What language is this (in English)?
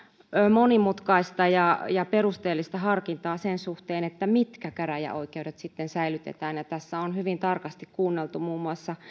Finnish